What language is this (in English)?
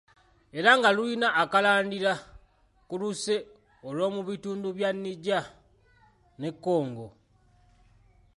Ganda